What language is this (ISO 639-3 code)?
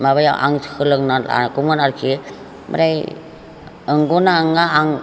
brx